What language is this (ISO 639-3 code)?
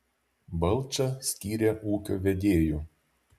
lit